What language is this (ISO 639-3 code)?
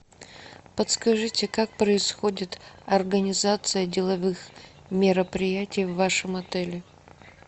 rus